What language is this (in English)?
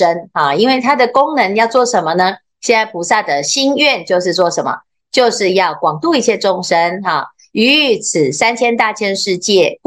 Chinese